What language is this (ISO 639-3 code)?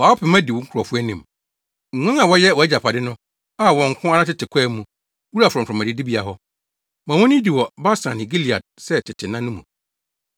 aka